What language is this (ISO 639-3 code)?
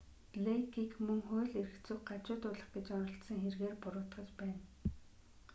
mon